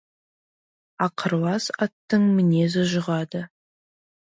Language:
Kazakh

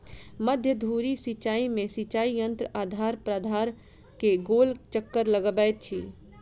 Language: Maithili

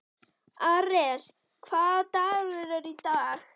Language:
Icelandic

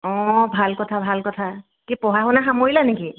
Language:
Assamese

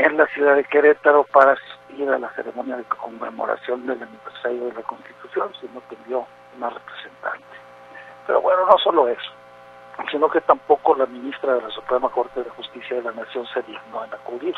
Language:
Spanish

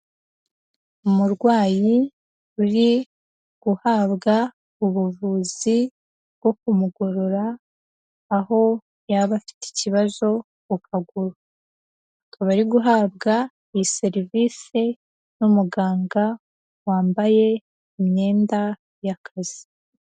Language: Kinyarwanda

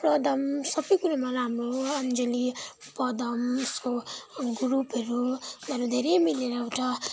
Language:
Nepali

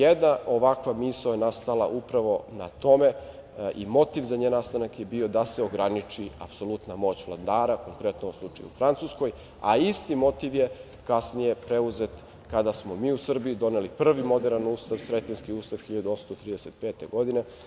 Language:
Serbian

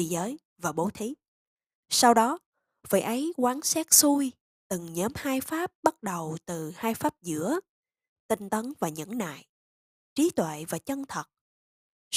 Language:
Vietnamese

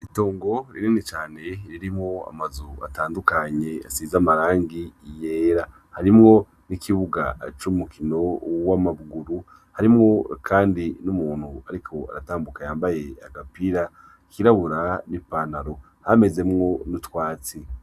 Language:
Rundi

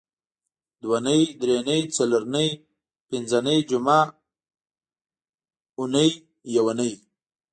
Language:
Pashto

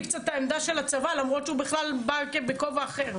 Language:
Hebrew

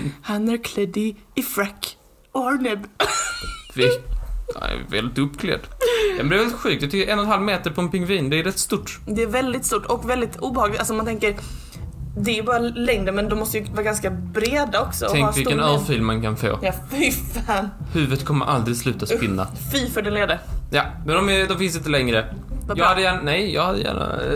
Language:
Swedish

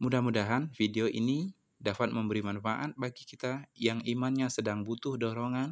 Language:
Indonesian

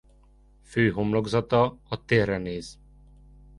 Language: Hungarian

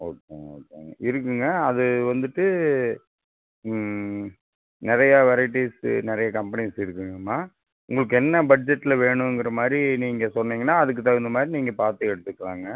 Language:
Tamil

